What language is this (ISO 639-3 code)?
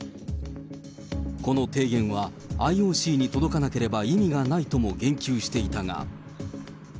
jpn